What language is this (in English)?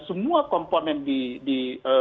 Indonesian